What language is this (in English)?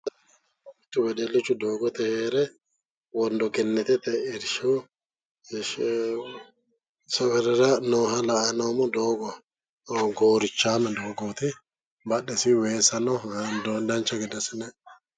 Sidamo